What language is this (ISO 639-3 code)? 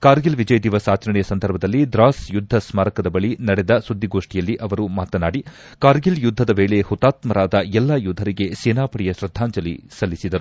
kan